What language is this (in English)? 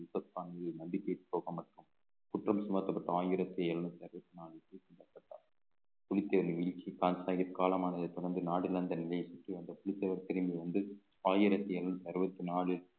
Tamil